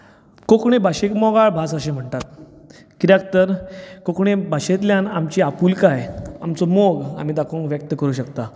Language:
Konkani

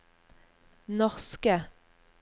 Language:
Norwegian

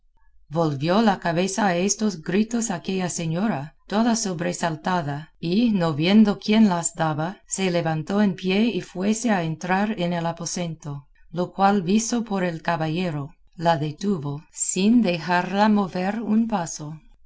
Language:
Spanish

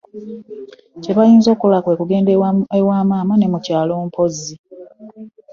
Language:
Ganda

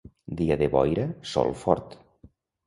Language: Catalan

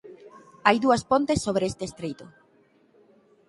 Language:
Galician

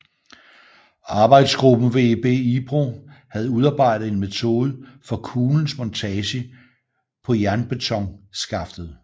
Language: Danish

